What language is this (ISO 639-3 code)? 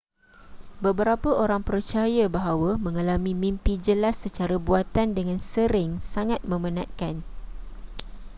msa